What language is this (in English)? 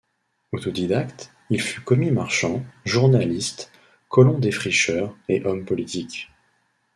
French